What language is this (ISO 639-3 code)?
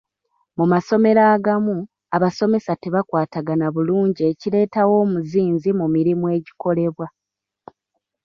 lug